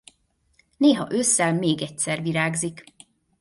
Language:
Hungarian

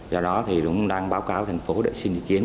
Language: Vietnamese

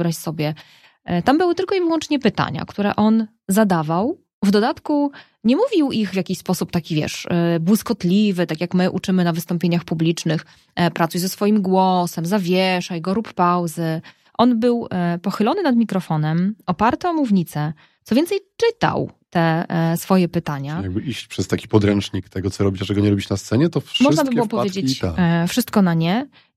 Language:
Polish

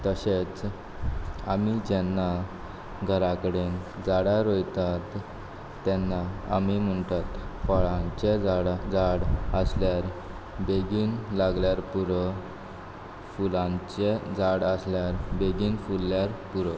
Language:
Konkani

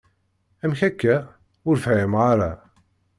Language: Kabyle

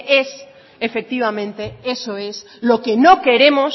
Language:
Spanish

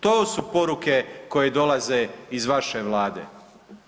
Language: Croatian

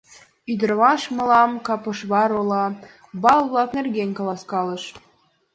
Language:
Mari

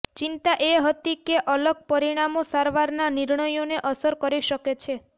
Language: Gujarati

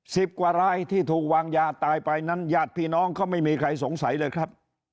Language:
Thai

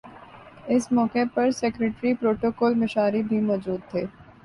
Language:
Urdu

